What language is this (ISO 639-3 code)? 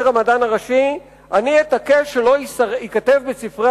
heb